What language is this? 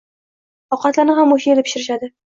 Uzbek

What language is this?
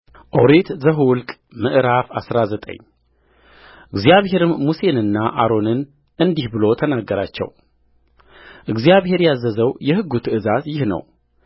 Amharic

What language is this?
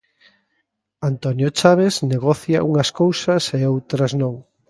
Galician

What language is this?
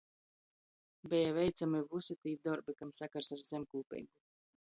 Latgalian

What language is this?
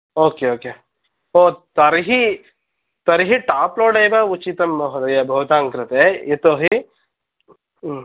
Sanskrit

